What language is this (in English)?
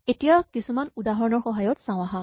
Assamese